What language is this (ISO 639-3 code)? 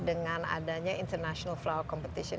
ind